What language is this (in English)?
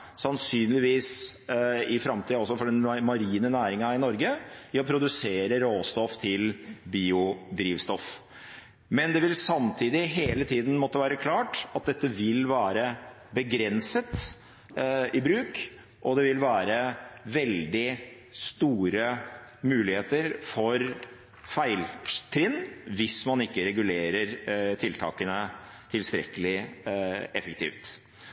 Norwegian Bokmål